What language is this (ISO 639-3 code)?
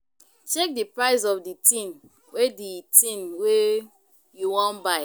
pcm